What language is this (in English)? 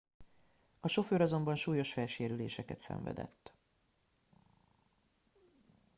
Hungarian